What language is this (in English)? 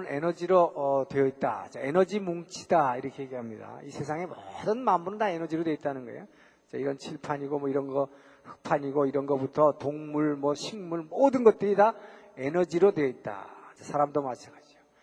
Korean